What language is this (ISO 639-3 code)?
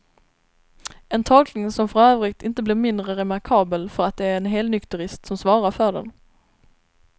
swe